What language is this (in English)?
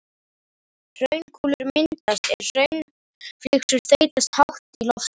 Icelandic